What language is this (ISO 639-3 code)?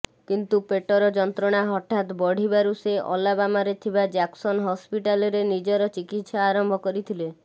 ori